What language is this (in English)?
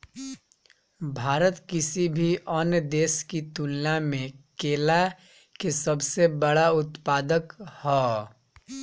Bhojpuri